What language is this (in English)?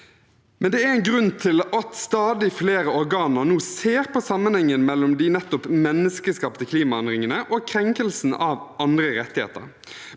Norwegian